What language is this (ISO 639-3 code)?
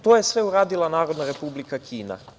srp